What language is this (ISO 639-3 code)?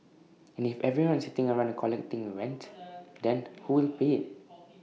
eng